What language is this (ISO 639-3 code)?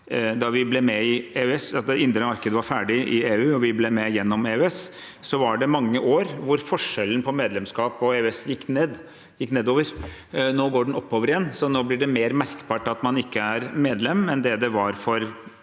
nor